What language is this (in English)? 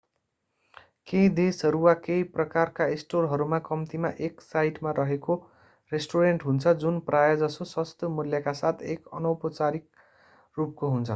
Nepali